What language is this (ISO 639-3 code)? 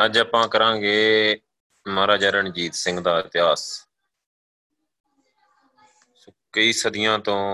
pan